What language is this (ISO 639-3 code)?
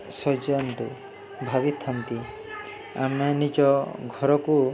ori